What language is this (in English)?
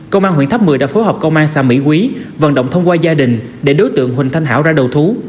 Vietnamese